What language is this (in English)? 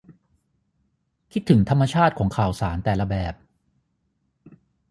Thai